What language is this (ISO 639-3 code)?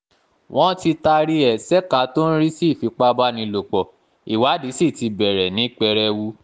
yor